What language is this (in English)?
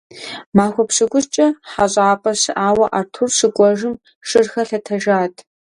Kabardian